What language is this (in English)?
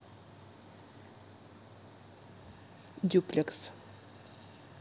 Russian